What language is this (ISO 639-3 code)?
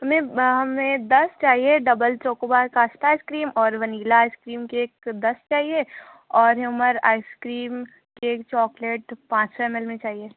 urd